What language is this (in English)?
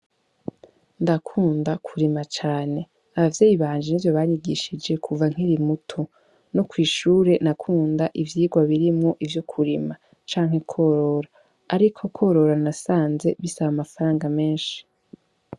Rundi